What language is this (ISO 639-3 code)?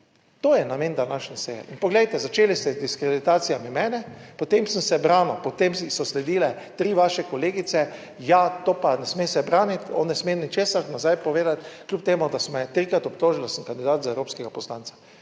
slv